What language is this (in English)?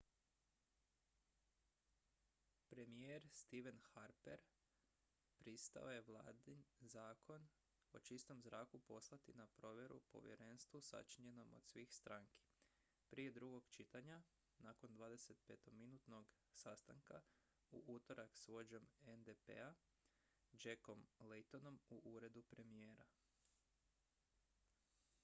Croatian